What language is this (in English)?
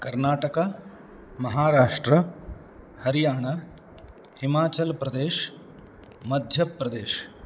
Sanskrit